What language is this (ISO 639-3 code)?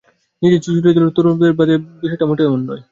ben